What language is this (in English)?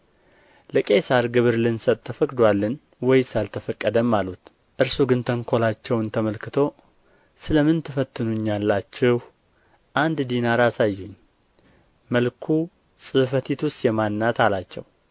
Amharic